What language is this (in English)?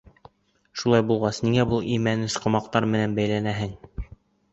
Bashkir